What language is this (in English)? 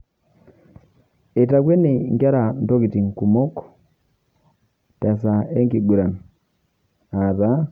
Masai